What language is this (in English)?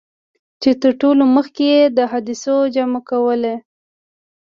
Pashto